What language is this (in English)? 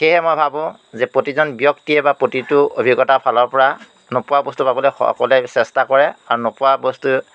Assamese